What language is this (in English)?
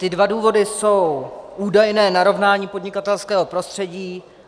Czech